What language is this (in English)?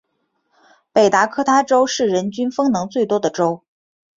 Chinese